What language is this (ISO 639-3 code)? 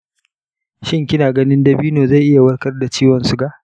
hau